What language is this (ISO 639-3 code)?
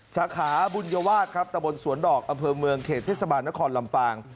tha